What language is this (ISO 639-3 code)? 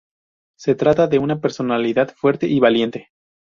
spa